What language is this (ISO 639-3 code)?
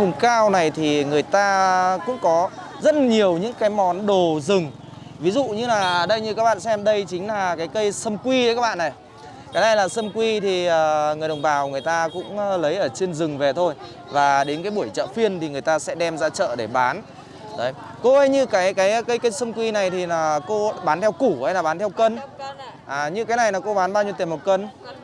vie